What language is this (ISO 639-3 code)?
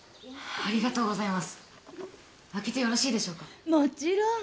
jpn